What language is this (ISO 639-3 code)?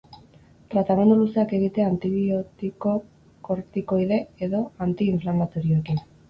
eus